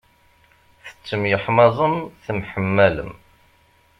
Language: Kabyle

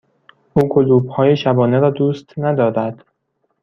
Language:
Persian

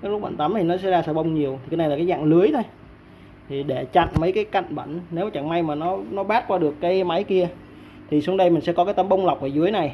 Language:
Vietnamese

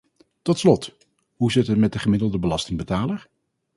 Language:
Dutch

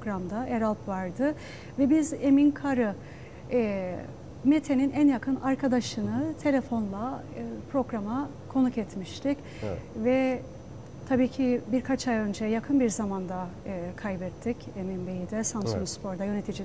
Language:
Turkish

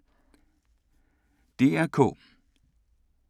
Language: Danish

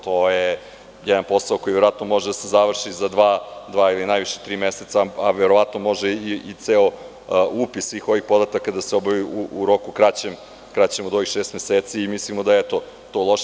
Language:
Serbian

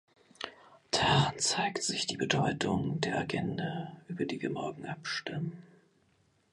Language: German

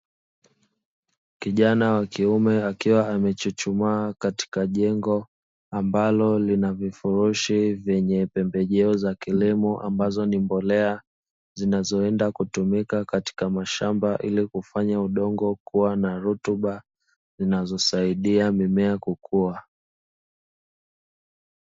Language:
Swahili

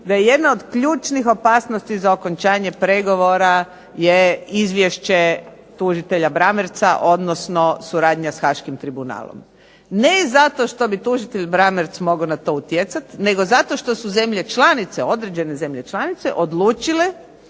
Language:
Croatian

